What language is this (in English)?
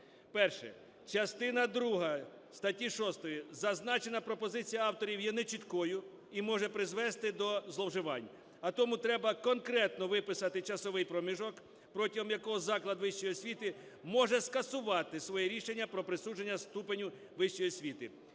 Ukrainian